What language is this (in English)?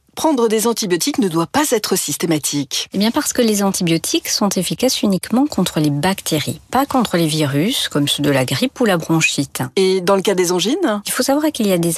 French